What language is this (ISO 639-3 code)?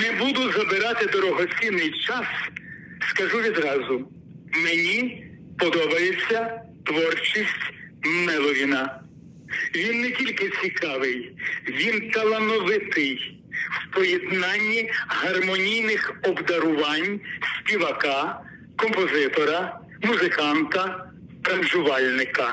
ukr